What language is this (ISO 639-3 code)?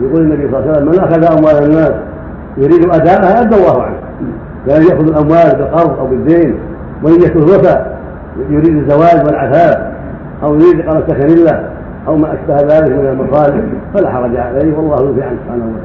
ara